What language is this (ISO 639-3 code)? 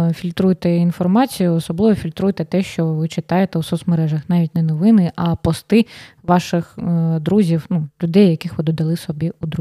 ukr